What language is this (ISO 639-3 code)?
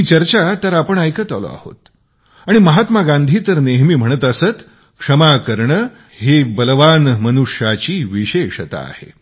mar